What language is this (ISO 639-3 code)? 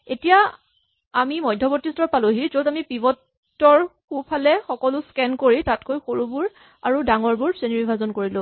asm